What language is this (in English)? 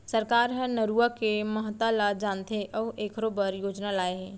Chhattisgarhi